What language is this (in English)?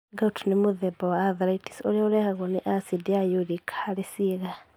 Kikuyu